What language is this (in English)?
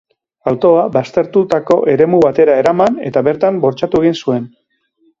Basque